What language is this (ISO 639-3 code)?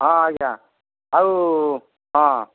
ori